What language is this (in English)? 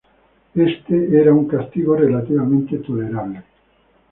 Spanish